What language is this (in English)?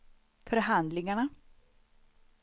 Swedish